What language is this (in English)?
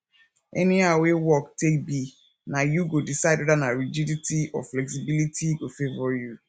Nigerian Pidgin